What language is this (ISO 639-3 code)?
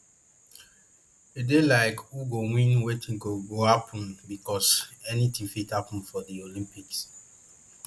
pcm